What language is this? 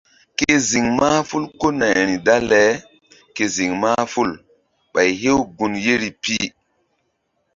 Mbum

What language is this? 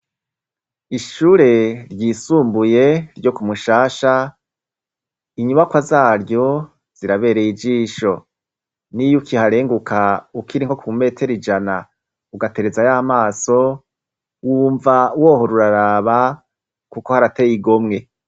Rundi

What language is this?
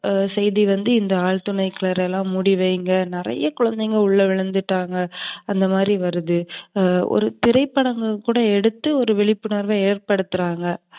Tamil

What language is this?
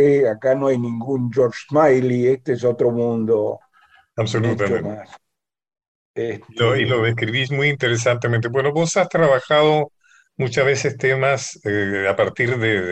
Spanish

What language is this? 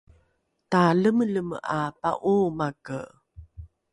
Rukai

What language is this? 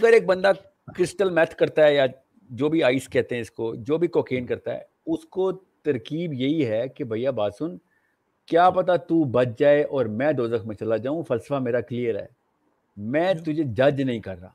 Urdu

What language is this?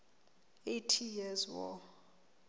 Southern Sotho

